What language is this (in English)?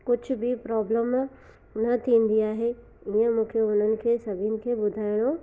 Sindhi